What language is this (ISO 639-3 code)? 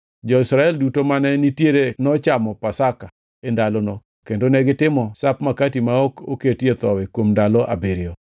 luo